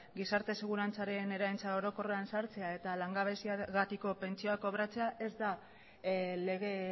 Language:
Basque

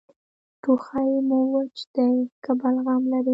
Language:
Pashto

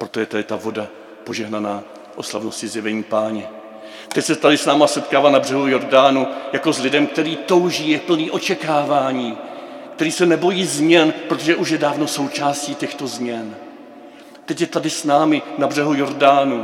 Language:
Czech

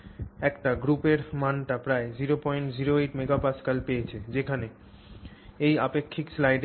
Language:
Bangla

